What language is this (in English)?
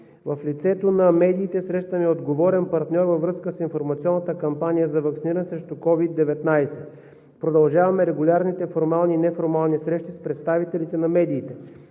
Bulgarian